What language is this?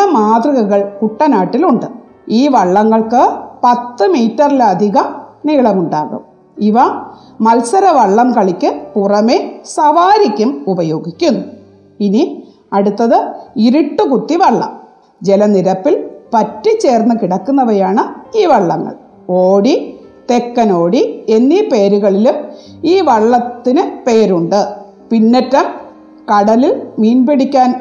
Malayalam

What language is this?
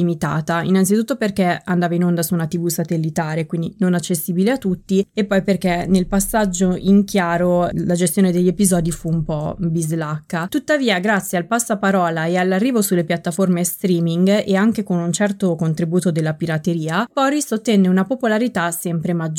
Italian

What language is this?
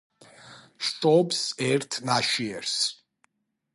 Georgian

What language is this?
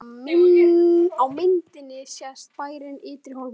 Icelandic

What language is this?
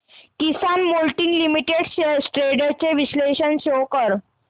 Marathi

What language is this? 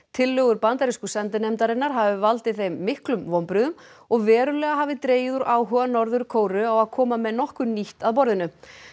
Icelandic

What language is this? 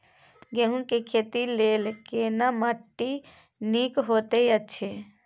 Maithili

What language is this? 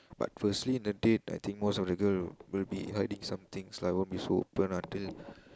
English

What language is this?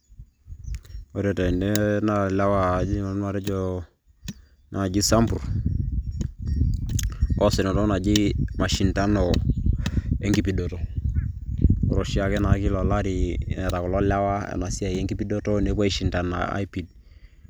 Masai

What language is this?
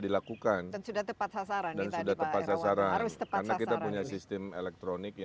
Indonesian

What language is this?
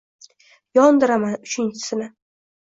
Uzbek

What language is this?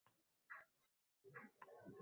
Uzbek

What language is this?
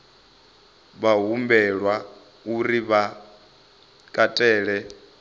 Venda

